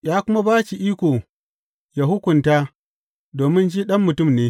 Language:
Hausa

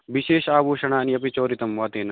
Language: Sanskrit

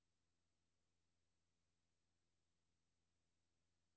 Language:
Danish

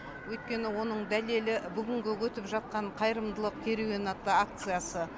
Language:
Kazakh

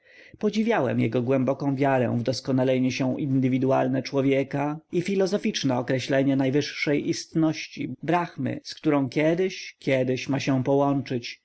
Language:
Polish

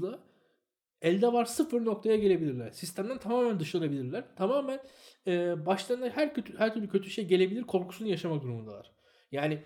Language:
Turkish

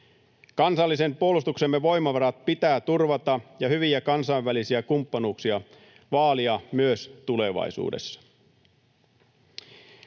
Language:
Finnish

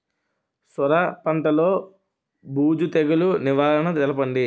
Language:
Telugu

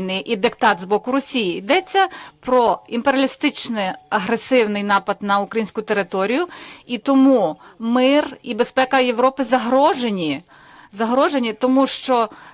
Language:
Ukrainian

